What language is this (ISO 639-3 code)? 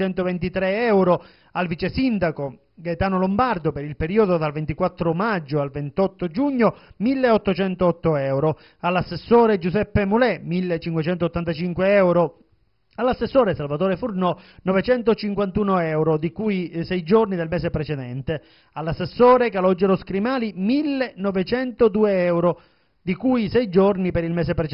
ita